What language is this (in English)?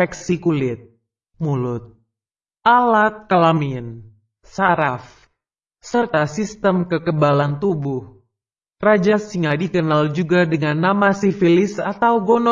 Indonesian